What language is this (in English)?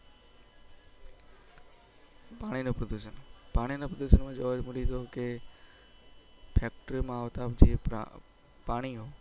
Gujarati